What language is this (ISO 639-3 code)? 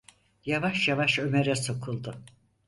tur